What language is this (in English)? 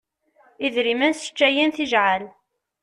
Kabyle